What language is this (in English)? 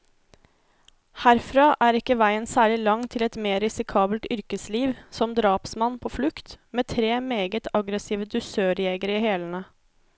Norwegian